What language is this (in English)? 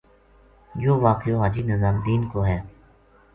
Gujari